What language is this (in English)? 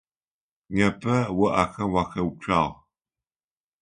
Adyghe